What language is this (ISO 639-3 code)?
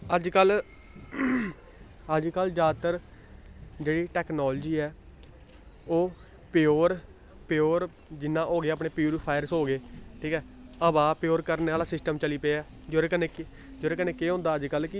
doi